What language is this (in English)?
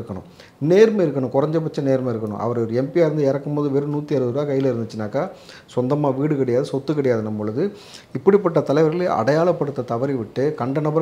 Korean